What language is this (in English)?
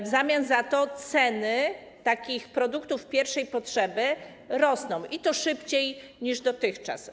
Polish